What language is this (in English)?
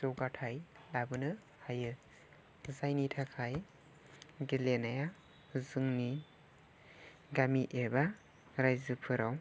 Bodo